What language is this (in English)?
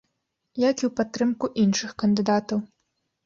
Belarusian